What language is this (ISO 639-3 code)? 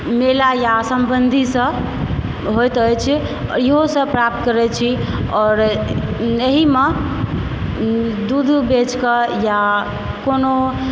mai